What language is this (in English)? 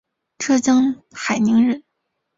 Chinese